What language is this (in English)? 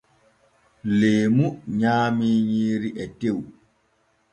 Borgu Fulfulde